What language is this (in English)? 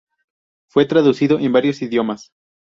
Spanish